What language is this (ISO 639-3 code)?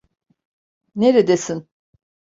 tur